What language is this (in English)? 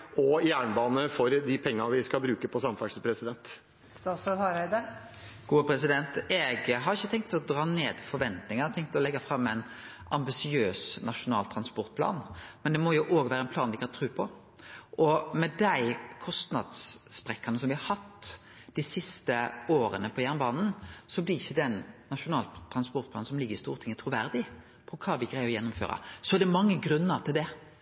Norwegian